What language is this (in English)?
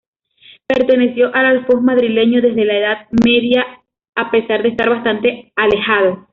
Spanish